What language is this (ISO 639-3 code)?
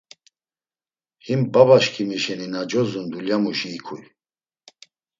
lzz